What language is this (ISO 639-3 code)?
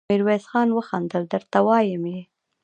pus